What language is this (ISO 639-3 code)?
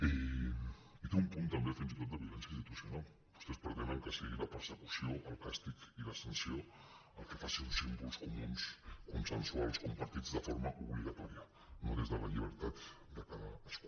cat